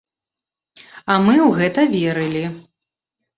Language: Belarusian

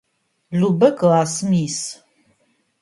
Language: Adyghe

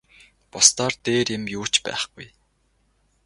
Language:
Mongolian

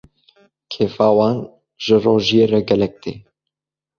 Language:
Kurdish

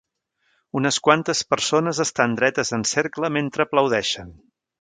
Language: Catalan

